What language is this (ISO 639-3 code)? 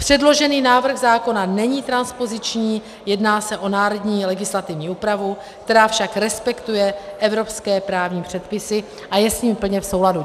ces